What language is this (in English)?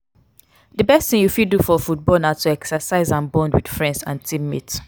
Nigerian Pidgin